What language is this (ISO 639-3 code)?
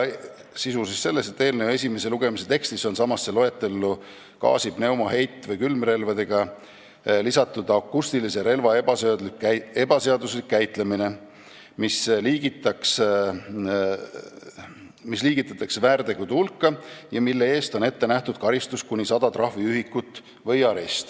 est